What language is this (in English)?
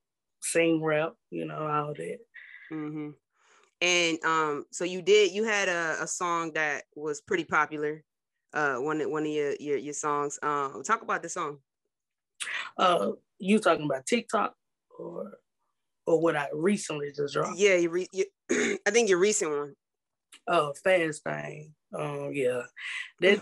English